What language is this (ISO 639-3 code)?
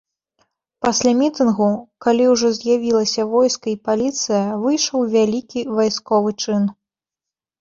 bel